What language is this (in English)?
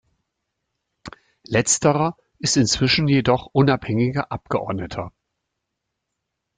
German